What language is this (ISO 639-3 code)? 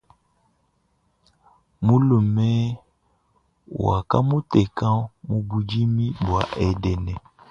lua